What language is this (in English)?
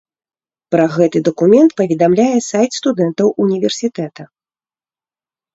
Belarusian